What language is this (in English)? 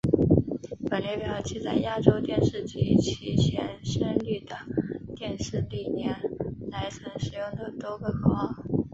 Chinese